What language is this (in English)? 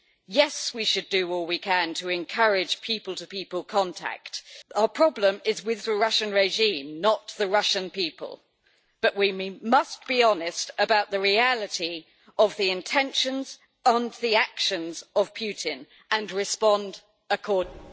English